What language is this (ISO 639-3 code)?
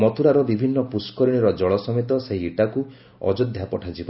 ori